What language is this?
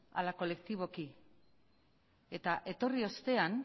Basque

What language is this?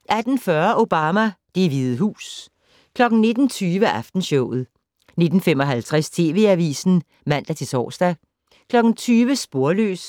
Danish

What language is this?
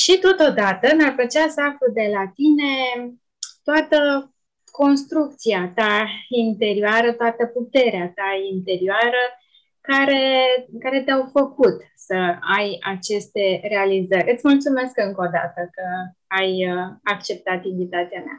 Romanian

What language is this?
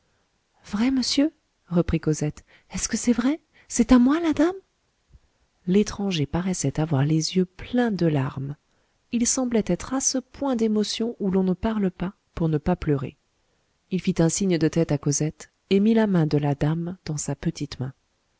French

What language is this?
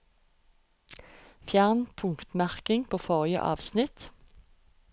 Norwegian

